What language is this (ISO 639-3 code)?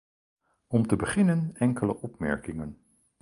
nld